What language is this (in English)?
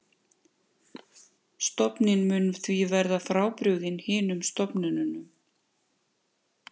Icelandic